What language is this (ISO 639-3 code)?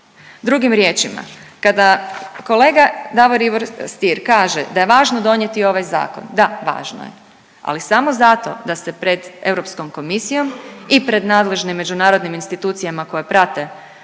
hrv